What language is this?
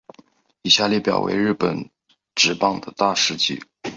Chinese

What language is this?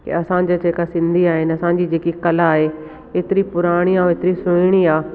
Sindhi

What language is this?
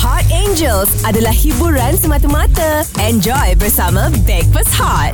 Malay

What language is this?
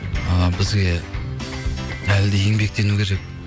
Kazakh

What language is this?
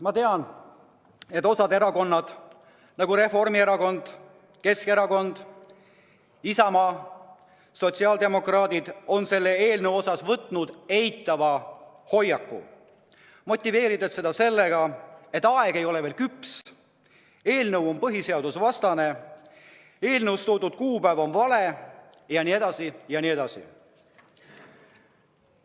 Estonian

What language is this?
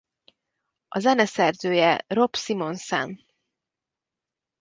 Hungarian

